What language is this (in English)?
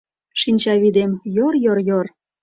Mari